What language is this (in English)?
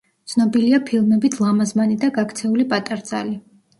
Georgian